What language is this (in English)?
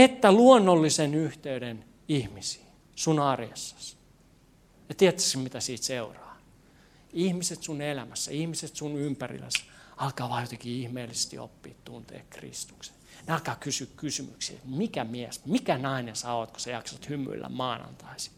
Finnish